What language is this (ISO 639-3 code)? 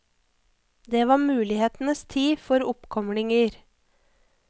nor